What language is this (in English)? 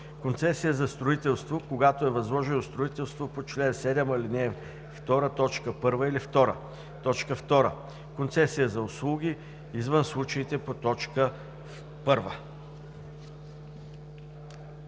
Bulgarian